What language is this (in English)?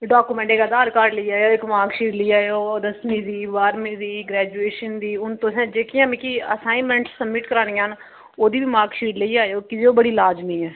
Dogri